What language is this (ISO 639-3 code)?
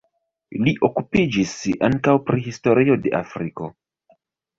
epo